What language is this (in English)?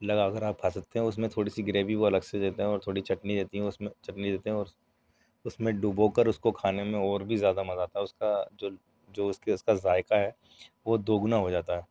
Urdu